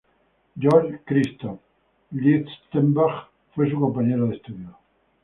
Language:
Spanish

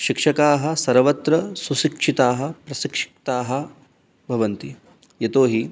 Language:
Sanskrit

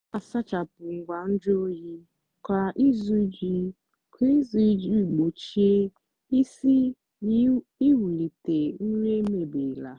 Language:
Igbo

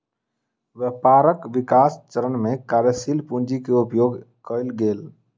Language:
Maithili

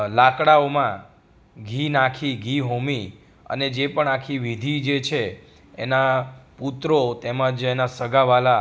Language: Gujarati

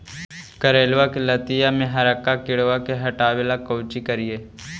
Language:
Magahi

